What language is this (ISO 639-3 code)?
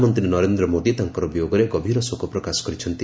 ori